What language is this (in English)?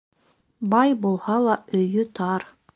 Bashkir